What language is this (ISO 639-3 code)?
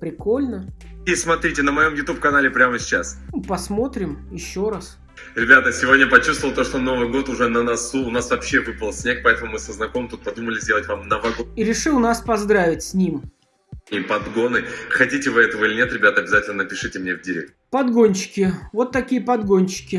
rus